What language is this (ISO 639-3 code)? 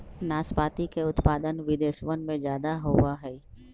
mag